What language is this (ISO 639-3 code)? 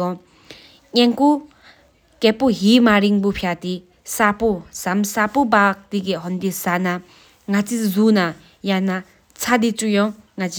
sip